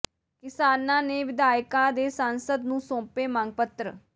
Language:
Punjabi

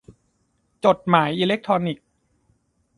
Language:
Thai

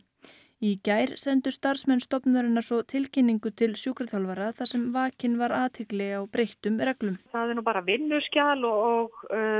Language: Icelandic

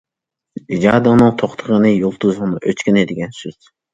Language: Uyghur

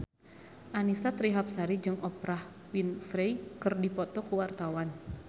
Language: Sundanese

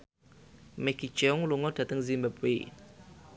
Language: Javanese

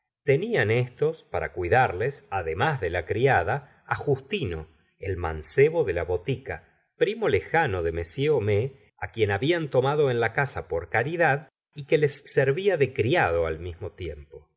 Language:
Spanish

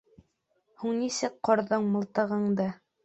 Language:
Bashkir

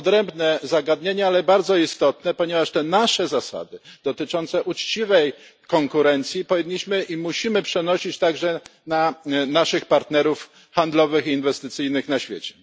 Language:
Polish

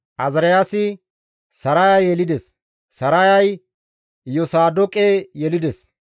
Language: Gamo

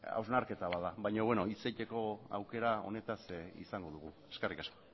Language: Basque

